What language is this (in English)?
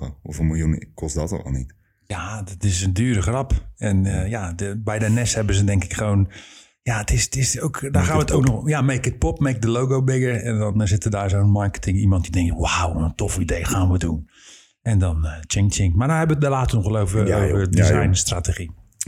Dutch